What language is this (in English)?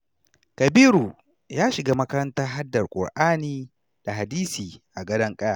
Hausa